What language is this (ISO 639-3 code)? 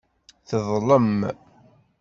kab